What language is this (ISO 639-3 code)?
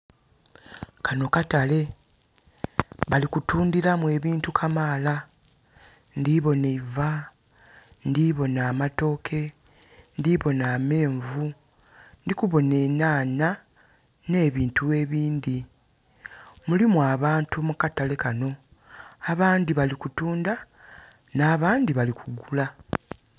xog